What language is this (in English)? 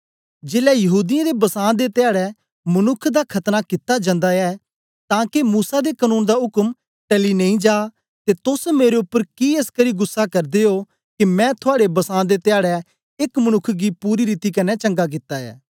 Dogri